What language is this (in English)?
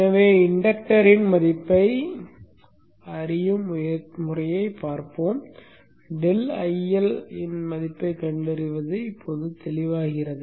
Tamil